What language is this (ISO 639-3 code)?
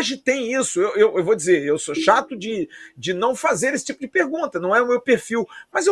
por